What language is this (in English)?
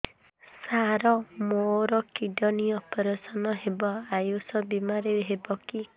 Odia